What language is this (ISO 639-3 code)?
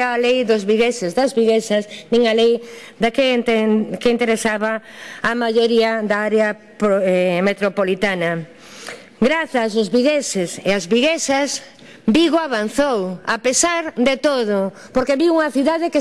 spa